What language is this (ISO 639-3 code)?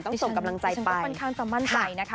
tha